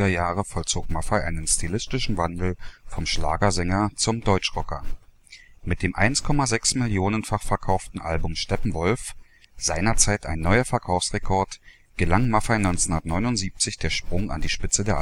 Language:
German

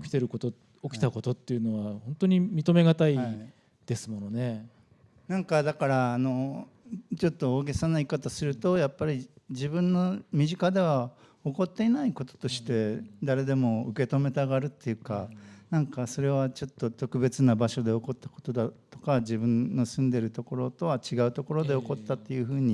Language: Japanese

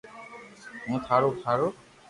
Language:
Loarki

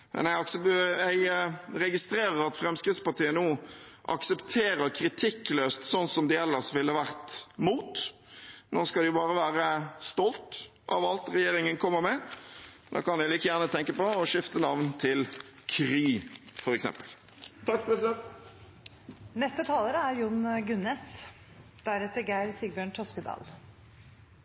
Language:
Norwegian Bokmål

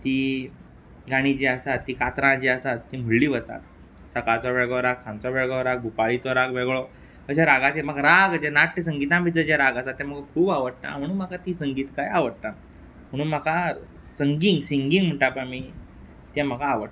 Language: Konkani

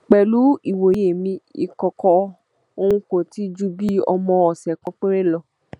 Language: Yoruba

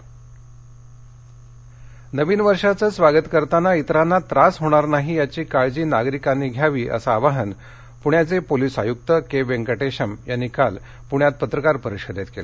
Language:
Marathi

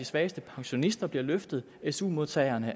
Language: Danish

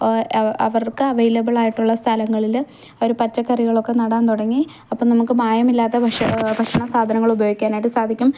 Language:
Malayalam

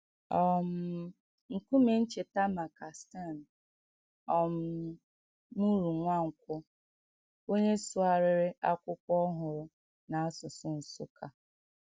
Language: Igbo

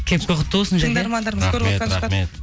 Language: Kazakh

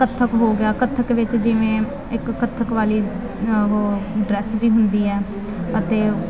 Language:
Punjabi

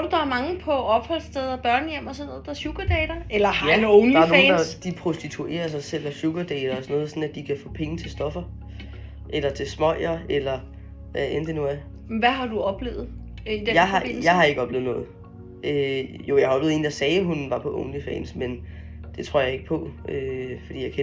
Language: Danish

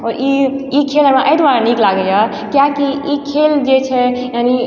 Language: Maithili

